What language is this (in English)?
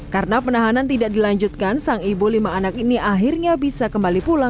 Indonesian